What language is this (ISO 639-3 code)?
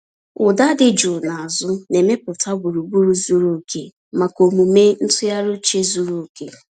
ibo